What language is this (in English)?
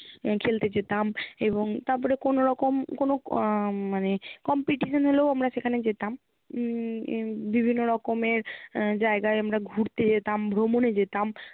Bangla